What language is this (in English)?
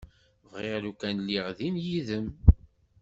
Kabyle